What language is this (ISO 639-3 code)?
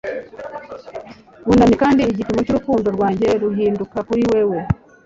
kin